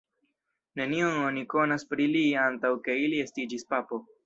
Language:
Esperanto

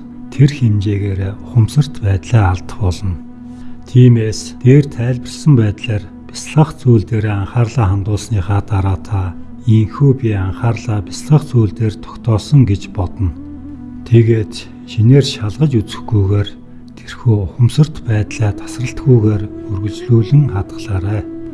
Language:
Turkish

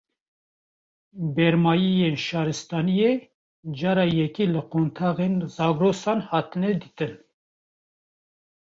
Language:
Kurdish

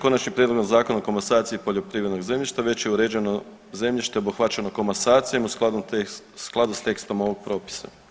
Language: Croatian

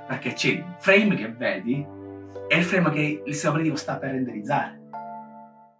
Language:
Italian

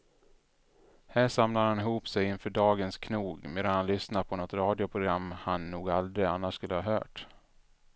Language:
Swedish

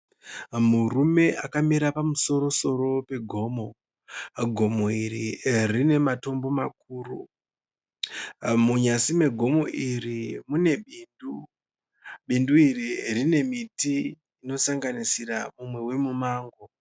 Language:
Shona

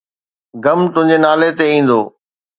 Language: Sindhi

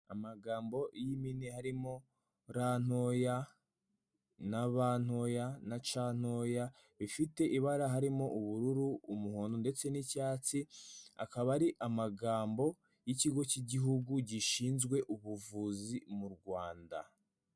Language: Kinyarwanda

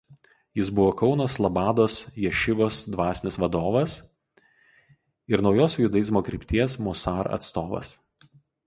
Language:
Lithuanian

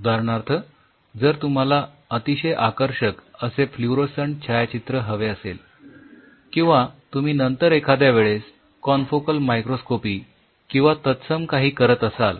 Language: Marathi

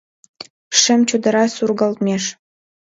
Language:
Mari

